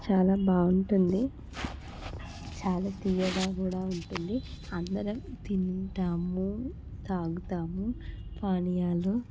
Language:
Telugu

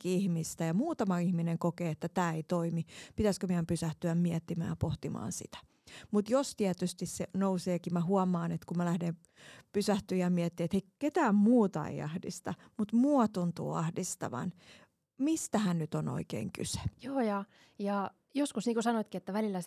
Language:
Finnish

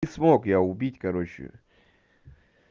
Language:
Russian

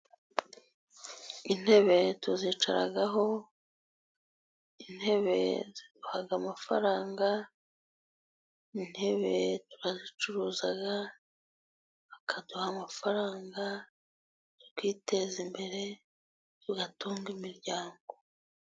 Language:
Kinyarwanda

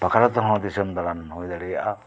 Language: Santali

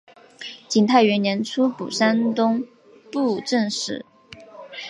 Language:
Chinese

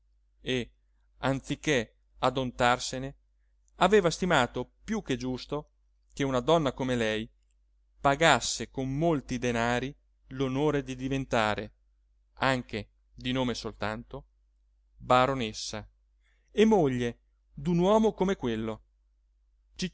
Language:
Italian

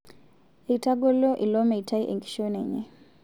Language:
Masai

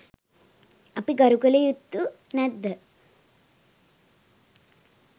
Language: Sinhala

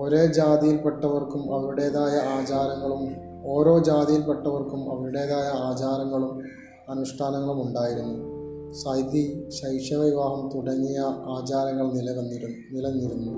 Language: Malayalam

